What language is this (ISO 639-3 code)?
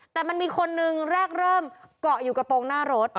tha